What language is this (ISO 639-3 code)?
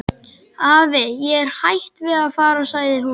isl